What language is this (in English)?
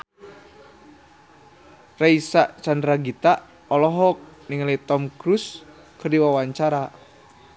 Sundanese